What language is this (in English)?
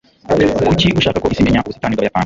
Kinyarwanda